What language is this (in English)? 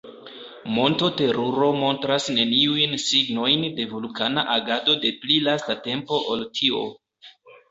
Esperanto